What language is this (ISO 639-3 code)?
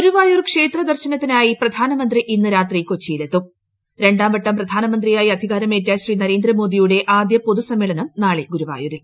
mal